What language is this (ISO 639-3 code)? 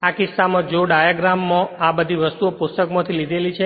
guj